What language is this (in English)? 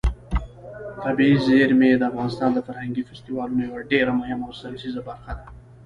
Pashto